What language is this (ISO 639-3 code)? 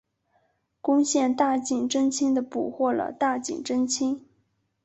zho